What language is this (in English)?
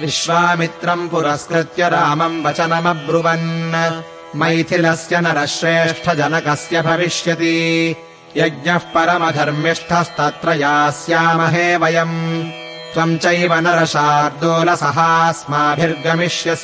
Kannada